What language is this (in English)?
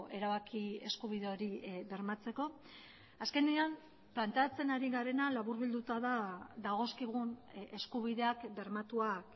Basque